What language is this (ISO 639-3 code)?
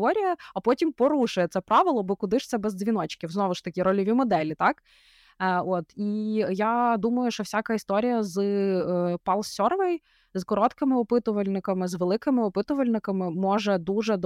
ukr